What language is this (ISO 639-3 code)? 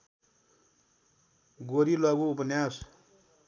nep